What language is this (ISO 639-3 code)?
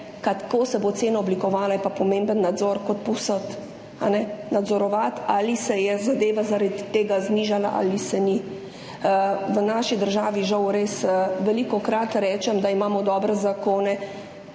slv